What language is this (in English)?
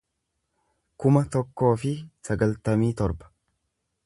Oromo